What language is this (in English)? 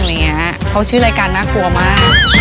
Thai